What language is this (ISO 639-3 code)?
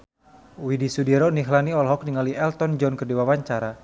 sun